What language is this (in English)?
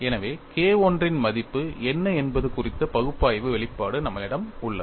Tamil